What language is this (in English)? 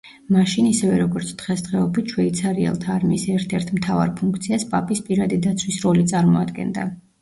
Georgian